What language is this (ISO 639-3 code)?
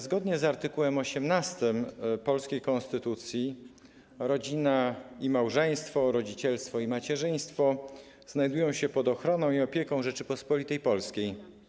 pol